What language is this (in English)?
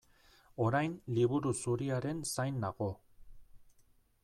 Basque